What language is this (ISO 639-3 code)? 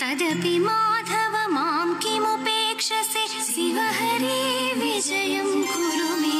kan